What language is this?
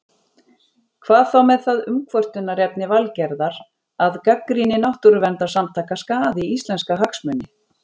Icelandic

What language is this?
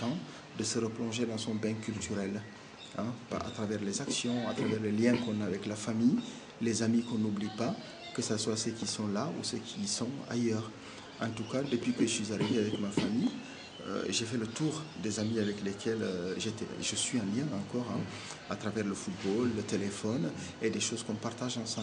French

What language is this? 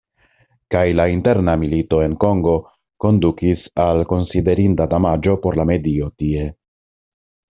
Esperanto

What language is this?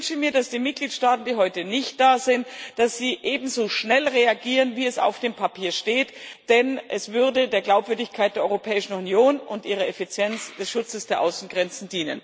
German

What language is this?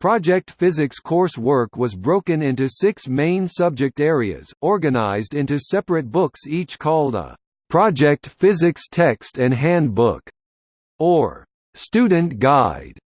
English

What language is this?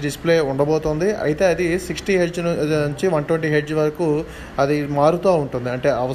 Telugu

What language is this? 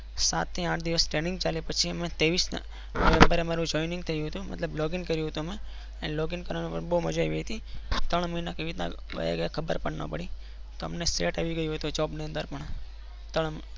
Gujarati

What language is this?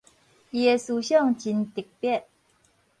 Min Nan Chinese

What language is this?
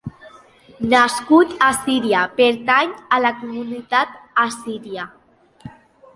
Catalan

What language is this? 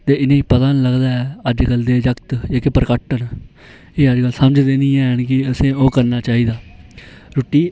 Dogri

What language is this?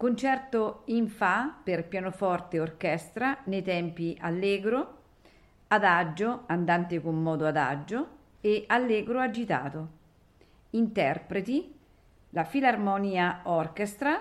Italian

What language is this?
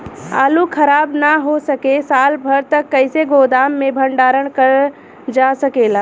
Bhojpuri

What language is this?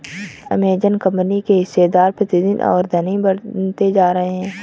Hindi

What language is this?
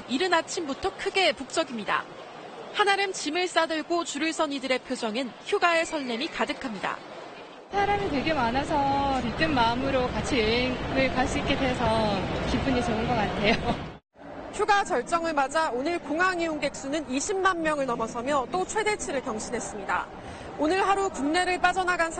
Korean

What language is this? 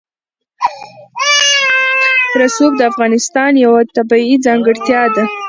Pashto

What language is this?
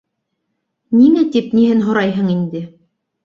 Bashkir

